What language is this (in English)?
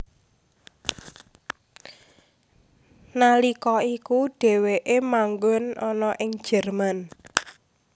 Javanese